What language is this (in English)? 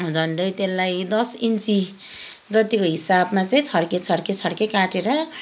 Nepali